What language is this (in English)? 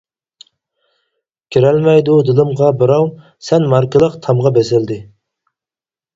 Uyghur